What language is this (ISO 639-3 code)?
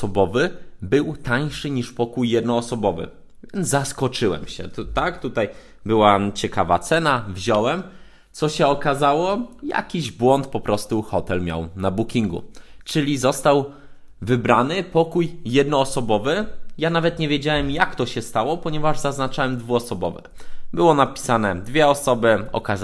pol